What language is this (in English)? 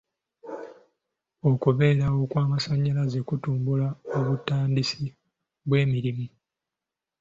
Ganda